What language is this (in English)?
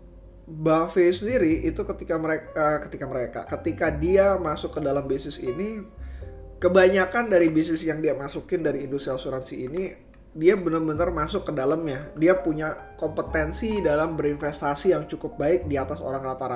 Indonesian